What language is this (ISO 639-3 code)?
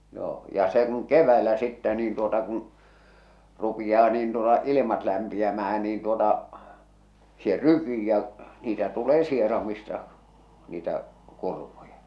fin